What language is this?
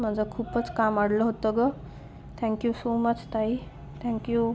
Marathi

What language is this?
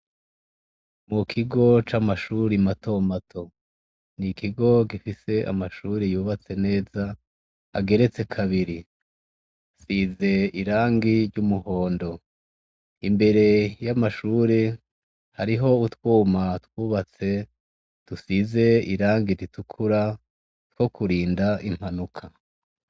Rundi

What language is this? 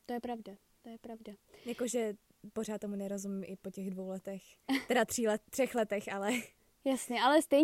Czech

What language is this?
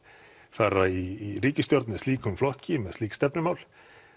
Icelandic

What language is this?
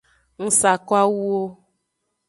Aja (Benin)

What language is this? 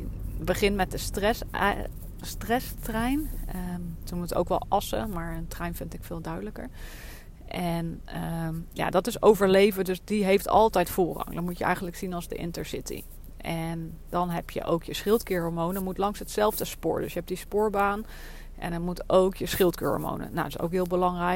Dutch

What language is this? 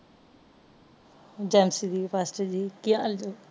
Punjabi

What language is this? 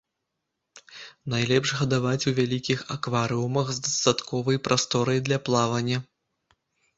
Belarusian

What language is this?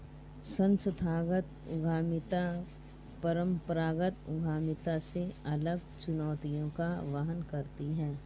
Hindi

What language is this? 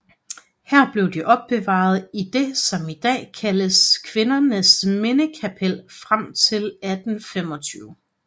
Danish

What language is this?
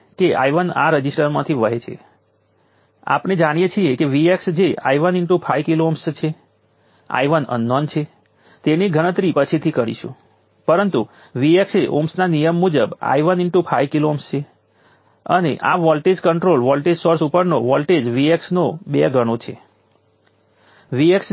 Gujarati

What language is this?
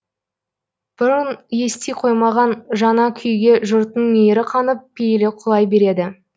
Kazakh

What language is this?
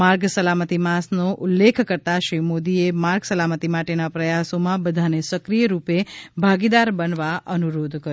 Gujarati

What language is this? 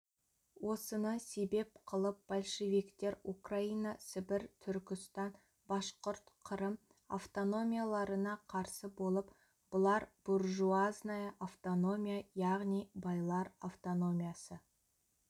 Kazakh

